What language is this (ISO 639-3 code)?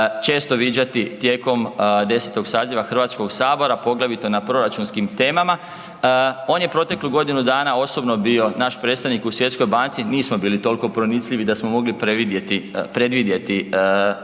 hrv